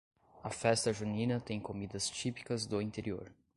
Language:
Portuguese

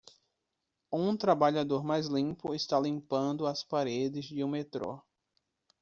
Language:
Portuguese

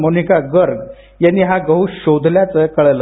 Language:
Marathi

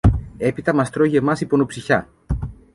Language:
Greek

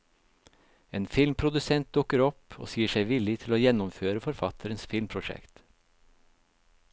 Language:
Norwegian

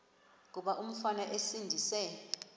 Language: Xhosa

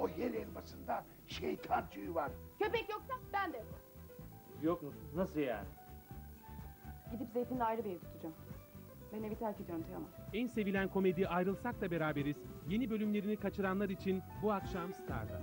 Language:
Turkish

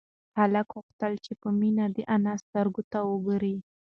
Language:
Pashto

